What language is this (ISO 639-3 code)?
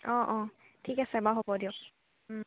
asm